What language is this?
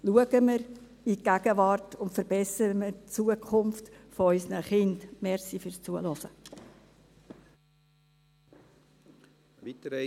Swiss German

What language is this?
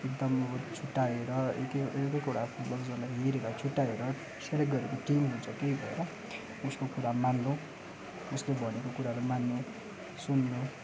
Nepali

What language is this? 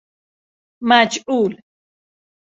Persian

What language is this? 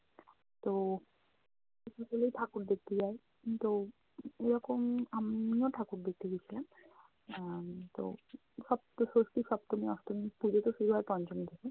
Bangla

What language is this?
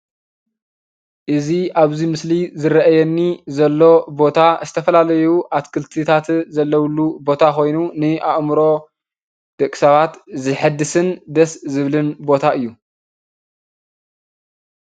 Tigrinya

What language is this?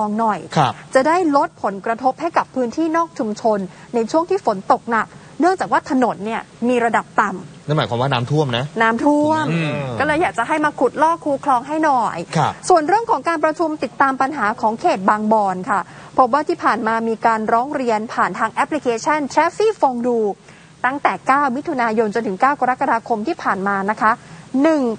Thai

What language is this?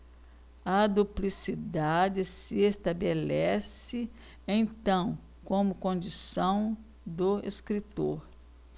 Portuguese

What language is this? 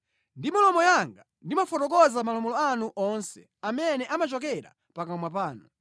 Nyanja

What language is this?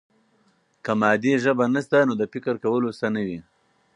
Pashto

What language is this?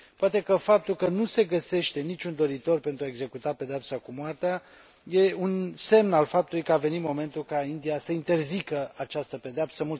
Romanian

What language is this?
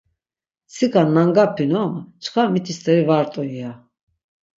Laz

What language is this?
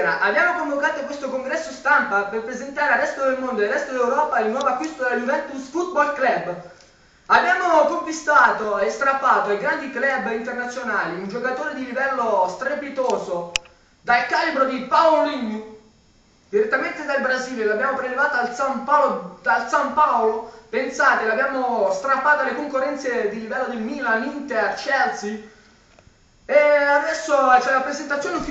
Italian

